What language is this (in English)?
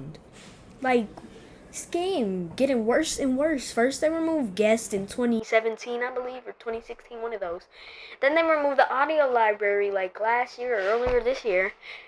English